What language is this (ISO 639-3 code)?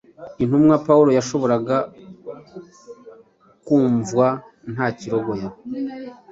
kin